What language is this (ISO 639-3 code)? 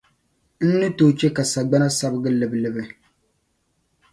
dag